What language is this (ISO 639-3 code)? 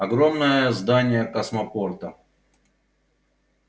rus